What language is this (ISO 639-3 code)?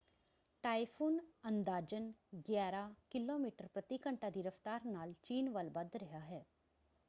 pan